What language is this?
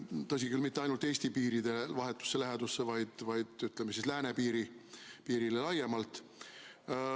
Estonian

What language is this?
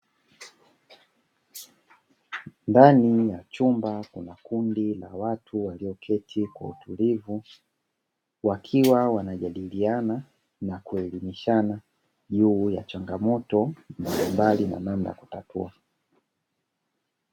Swahili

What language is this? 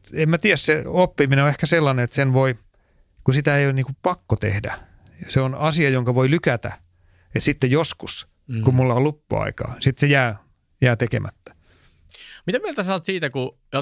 Finnish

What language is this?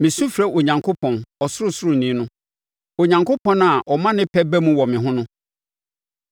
Akan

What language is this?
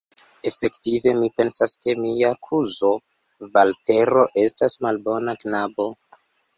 Esperanto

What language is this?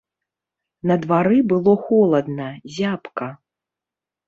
Belarusian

